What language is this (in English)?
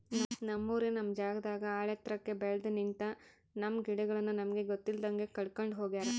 Kannada